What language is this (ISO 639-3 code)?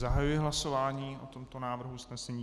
ces